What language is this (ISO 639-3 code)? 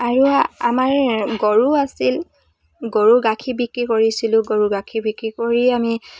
asm